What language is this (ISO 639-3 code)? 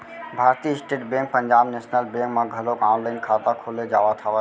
hne